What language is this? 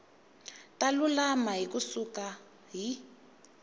Tsonga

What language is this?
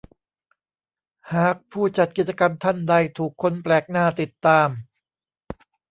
Thai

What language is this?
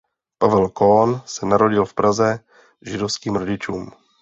Czech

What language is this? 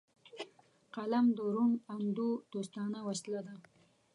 Pashto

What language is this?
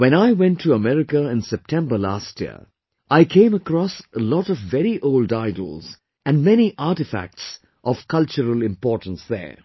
English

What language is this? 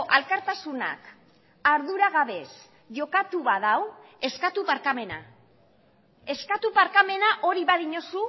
Basque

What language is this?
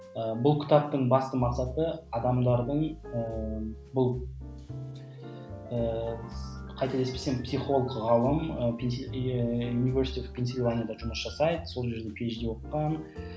Kazakh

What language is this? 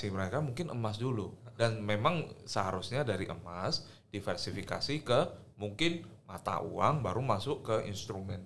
Indonesian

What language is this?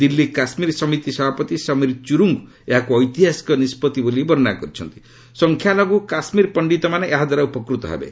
Odia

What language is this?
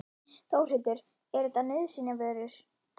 Icelandic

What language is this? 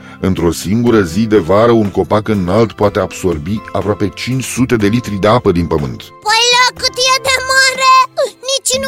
Romanian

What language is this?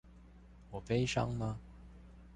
Chinese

